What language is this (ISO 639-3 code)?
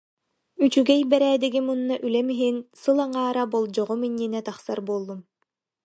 sah